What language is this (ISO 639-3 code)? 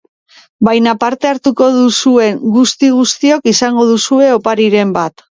eus